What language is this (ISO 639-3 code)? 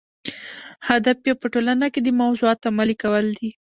pus